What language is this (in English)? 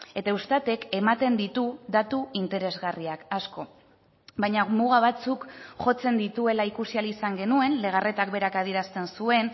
Basque